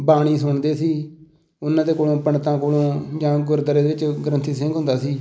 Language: Punjabi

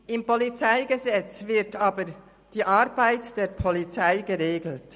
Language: Swiss German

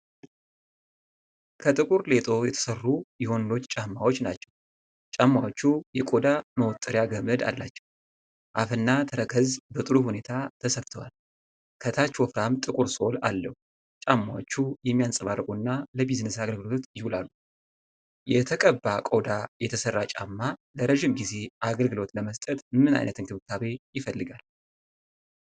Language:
Amharic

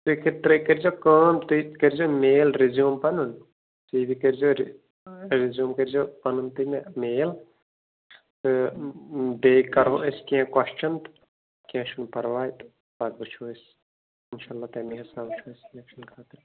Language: Kashmiri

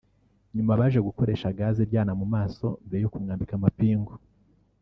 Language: Kinyarwanda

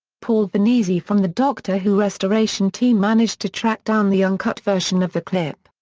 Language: English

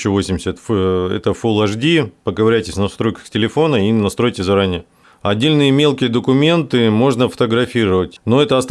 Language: Russian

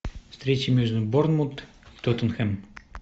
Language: Russian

